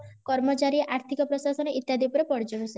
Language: Odia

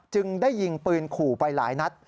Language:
Thai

